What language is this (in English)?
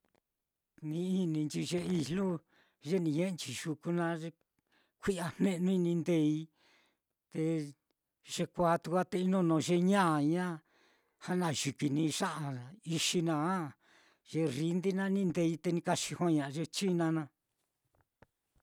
Mitlatongo Mixtec